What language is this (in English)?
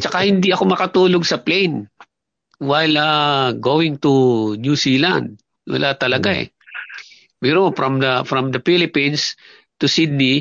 Filipino